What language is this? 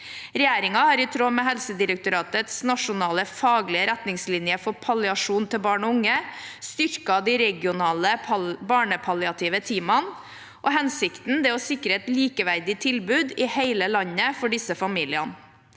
Norwegian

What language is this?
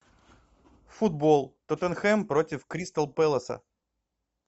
Russian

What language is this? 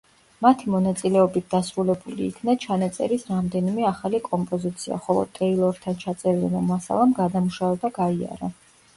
Georgian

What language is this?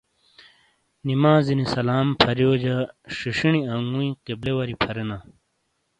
Shina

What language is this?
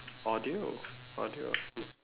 English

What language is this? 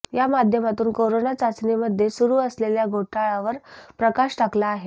Marathi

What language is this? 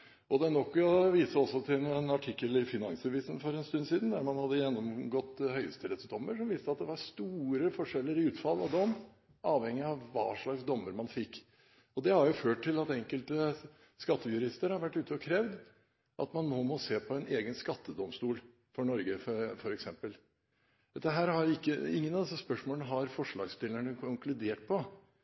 Norwegian Bokmål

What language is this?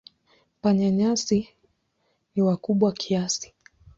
Swahili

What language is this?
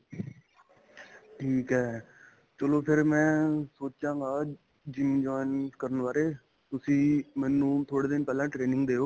Punjabi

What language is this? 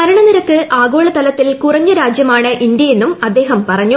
Malayalam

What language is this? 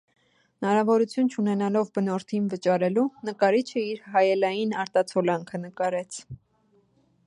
Armenian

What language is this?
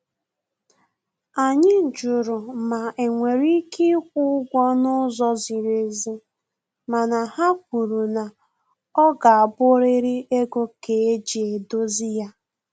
Igbo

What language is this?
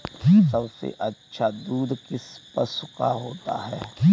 Hindi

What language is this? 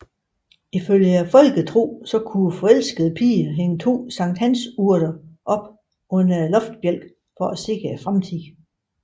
Danish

